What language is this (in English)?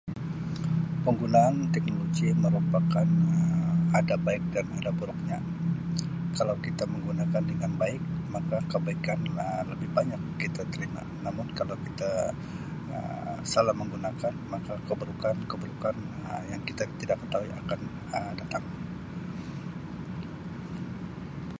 Sabah Malay